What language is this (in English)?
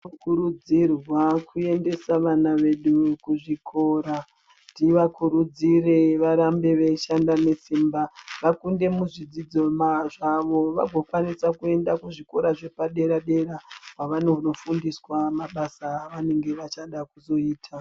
Ndau